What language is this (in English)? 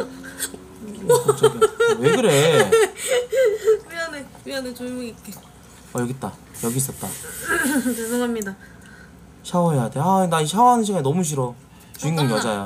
Korean